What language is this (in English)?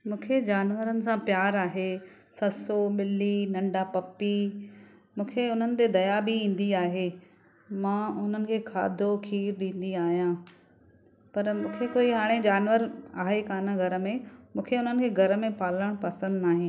Sindhi